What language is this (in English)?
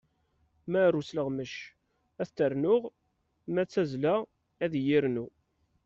Kabyle